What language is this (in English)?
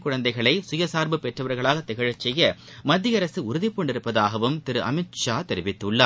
Tamil